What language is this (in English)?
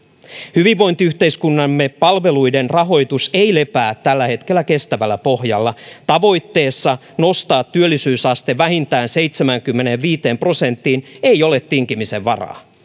Finnish